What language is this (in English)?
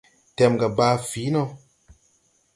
Tupuri